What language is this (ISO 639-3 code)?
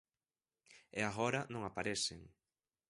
glg